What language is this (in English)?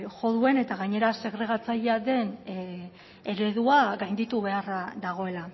Basque